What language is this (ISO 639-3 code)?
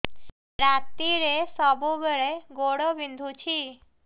ori